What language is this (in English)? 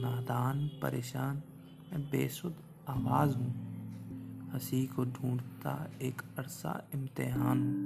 Hindi